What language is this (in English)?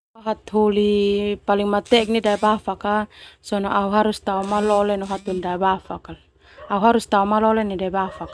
Termanu